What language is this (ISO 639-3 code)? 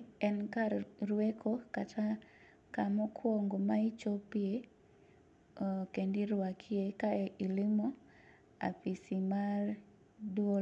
luo